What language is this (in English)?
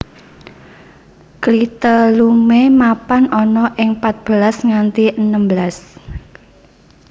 Javanese